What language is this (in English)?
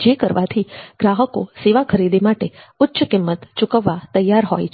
Gujarati